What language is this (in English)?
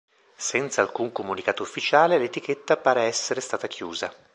Italian